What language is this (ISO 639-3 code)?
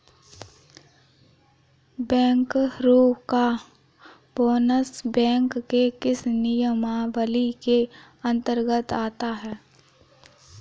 hin